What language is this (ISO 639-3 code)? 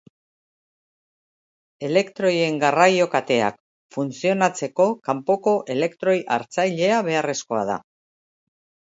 eus